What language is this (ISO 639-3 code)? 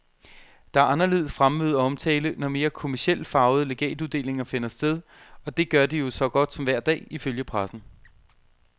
dan